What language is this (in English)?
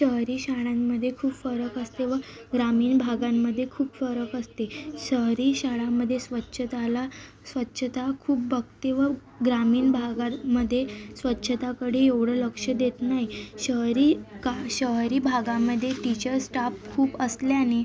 Marathi